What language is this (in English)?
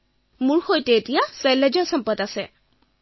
Assamese